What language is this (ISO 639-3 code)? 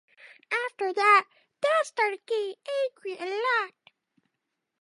eng